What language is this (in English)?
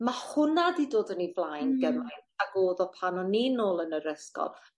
Welsh